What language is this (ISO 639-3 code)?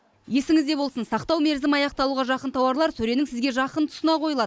kaz